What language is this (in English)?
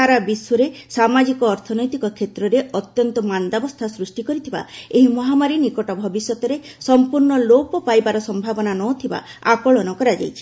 Odia